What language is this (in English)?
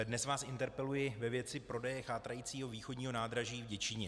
Czech